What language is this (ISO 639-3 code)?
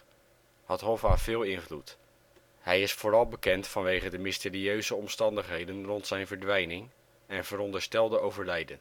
nld